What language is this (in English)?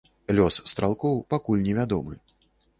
Belarusian